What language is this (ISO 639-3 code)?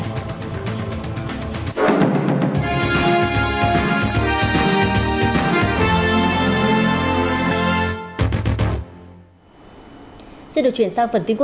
vie